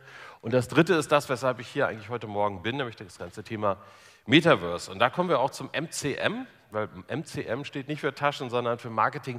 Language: German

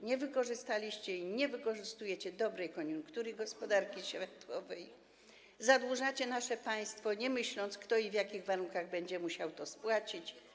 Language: Polish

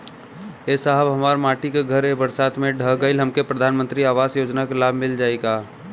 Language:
Bhojpuri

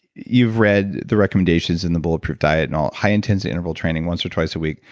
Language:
English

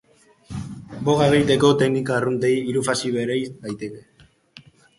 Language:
Basque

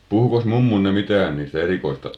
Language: Finnish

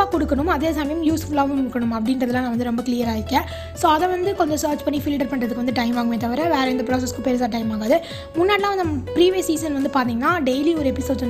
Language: Tamil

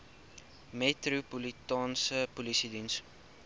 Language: Afrikaans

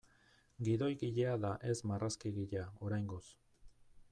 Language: Basque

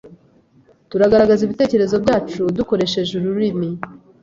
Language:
Kinyarwanda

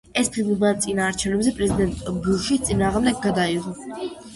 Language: Georgian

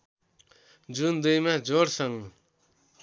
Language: Nepali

